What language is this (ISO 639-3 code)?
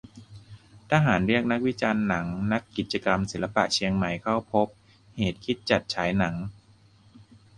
tha